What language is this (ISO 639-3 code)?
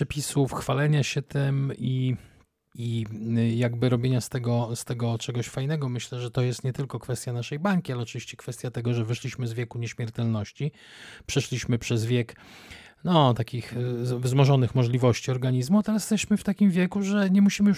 pol